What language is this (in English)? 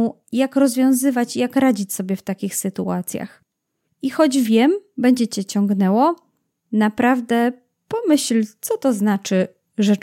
Polish